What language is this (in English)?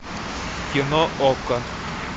Russian